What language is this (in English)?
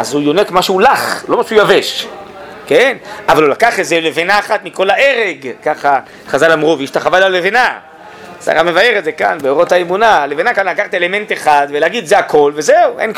Hebrew